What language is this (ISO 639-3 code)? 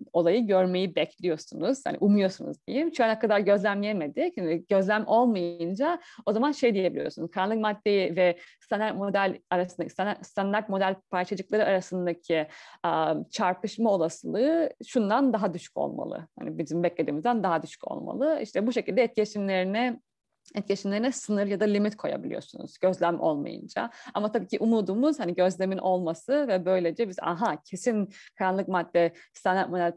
tur